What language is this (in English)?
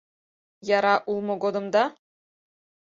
Mari